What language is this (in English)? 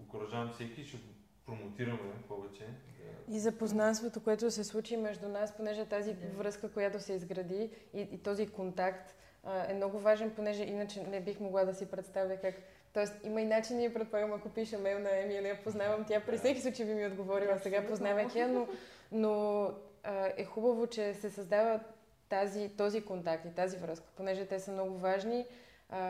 Bulgarian